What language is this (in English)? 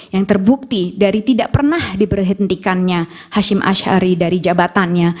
Indonesian